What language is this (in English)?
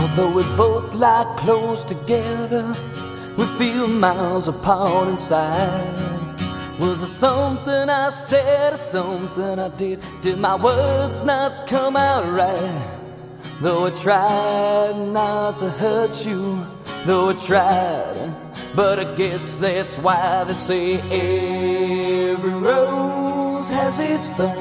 Korean